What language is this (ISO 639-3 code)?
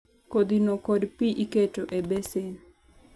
luo